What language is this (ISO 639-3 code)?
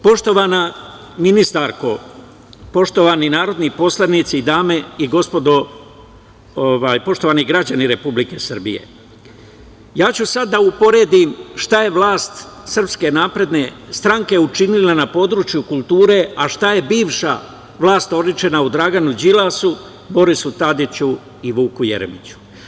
srp